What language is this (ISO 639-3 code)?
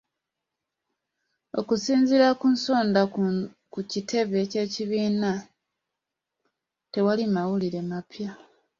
lug